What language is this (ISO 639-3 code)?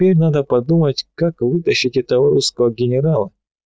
rus